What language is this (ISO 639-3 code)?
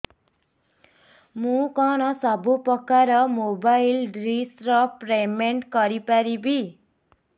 ori